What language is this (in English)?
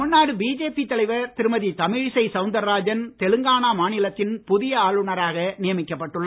Tamil